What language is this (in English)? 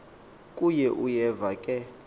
Xhosa